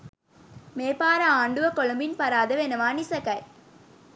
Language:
Sinhala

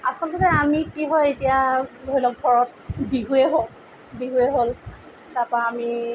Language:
Assamese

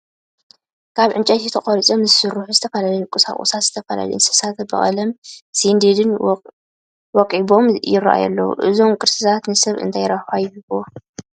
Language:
Tigrinya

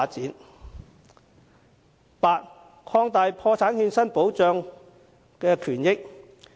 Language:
Cantonese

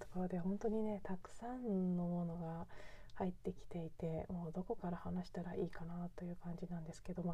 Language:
Japanese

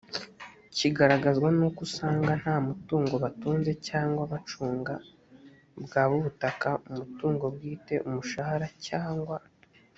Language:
Kinyarwanda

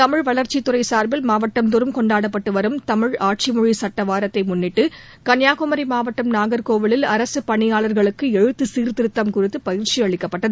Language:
Tamil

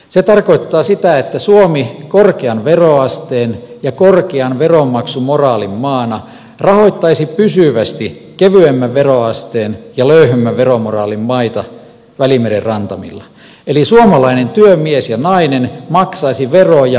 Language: Finnish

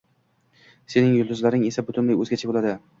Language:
Uzbek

